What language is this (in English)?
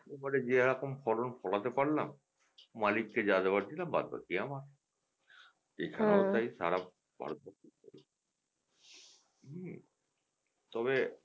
Bangla